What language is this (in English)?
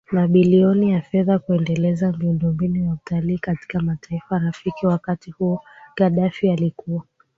Swahili